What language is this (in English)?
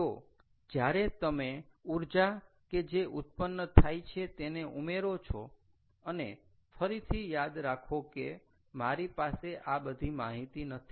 Gujarati